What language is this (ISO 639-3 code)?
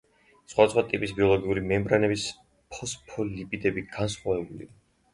kat